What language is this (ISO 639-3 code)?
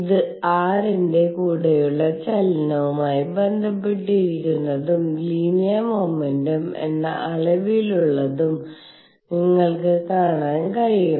mal